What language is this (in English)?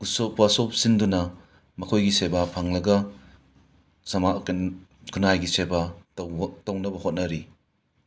Manipuri